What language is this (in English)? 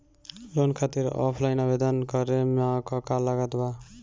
Bhojpuri